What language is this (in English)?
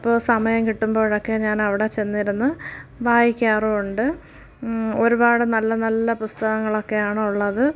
Malayalam